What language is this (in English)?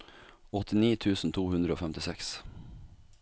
Norwegian